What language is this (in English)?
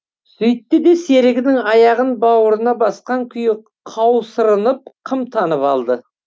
Kazakh